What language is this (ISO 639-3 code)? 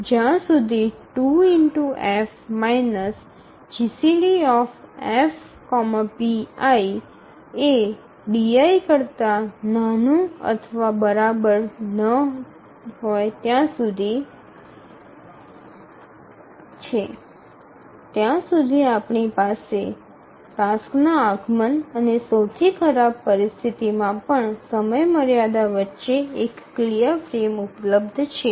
guj